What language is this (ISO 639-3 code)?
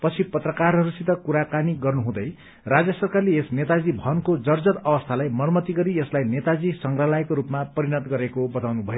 nep